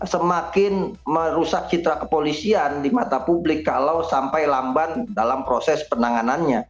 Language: Indonesian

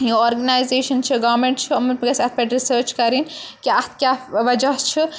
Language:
Kashmiri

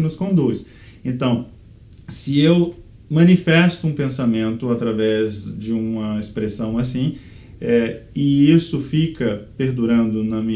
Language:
Portuguese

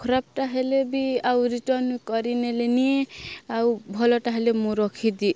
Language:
Odia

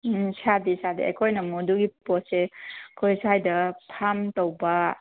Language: Manipuri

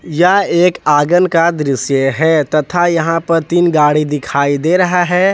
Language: Hindi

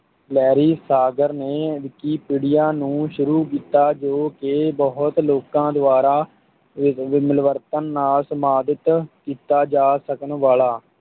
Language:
Punjabi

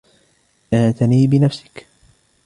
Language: Arabic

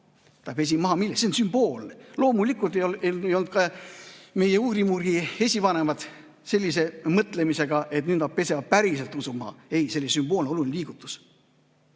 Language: Estonian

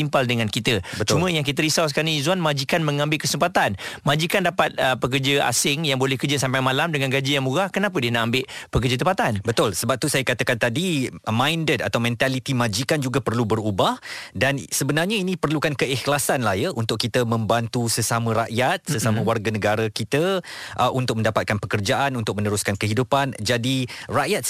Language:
Malay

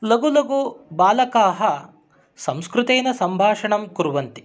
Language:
Sanskrit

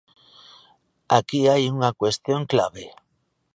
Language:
Galician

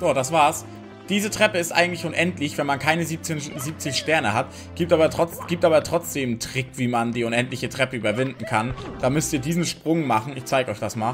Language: German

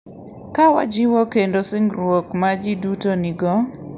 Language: Luo (Kenya and Tanzania)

